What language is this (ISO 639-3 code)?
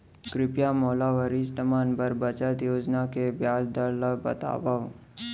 hne